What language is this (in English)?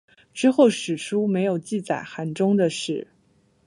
Chinese